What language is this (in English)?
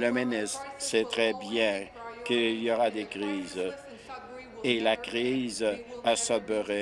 French